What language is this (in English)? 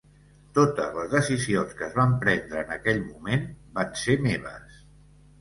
Catalan